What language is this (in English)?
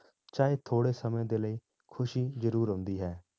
Punjabi